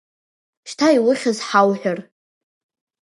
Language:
Abkhazian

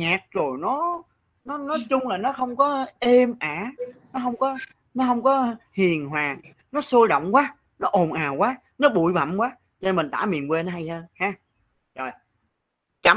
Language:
Vietnamese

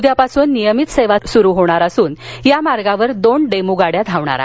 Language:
Marathi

